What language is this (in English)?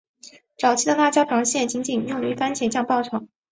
Chinese